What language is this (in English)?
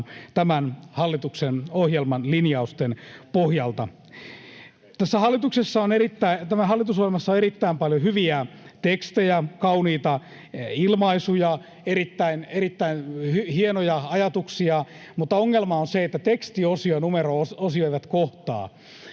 Finnish